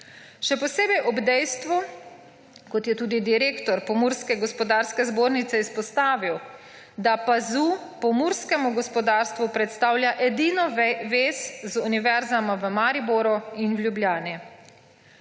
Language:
Slovenian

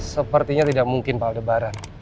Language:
Indonesian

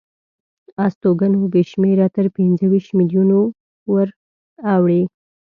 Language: Pashto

